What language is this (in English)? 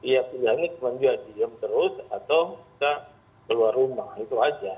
Indonesian